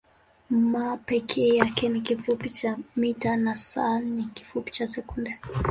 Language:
Swahili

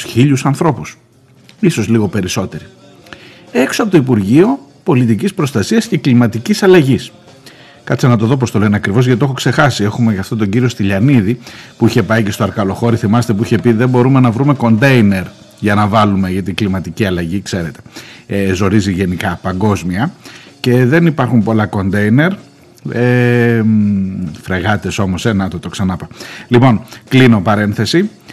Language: Greek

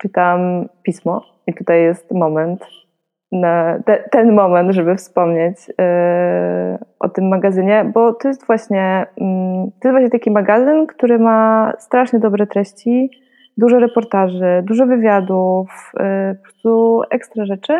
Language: Polish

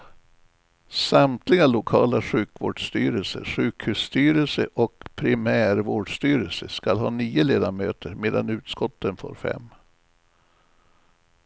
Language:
Swedish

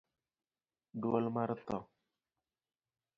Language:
Luo (Kenya and Tanzania)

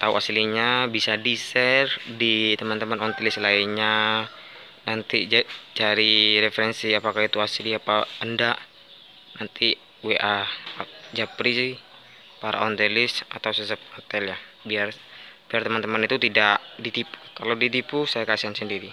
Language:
Indonesian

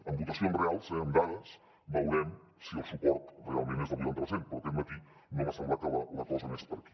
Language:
Catalan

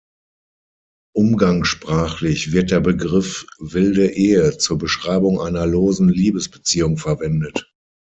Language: German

